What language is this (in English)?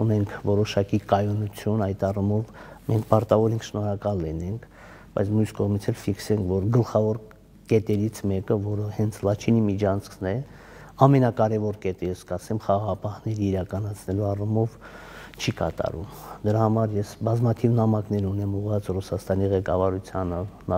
Romanian